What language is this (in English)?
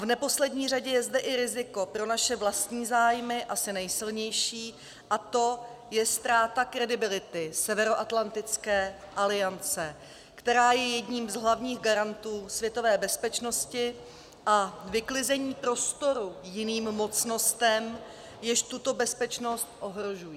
Czech